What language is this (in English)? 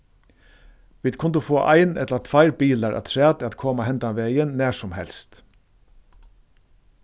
Faroese